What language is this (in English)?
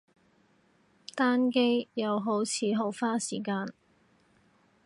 Cantonese